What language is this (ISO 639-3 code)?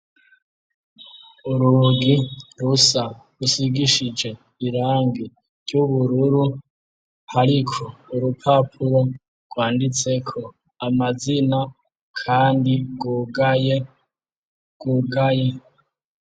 run